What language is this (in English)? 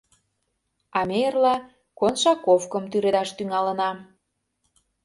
Mari